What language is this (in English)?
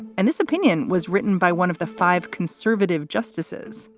English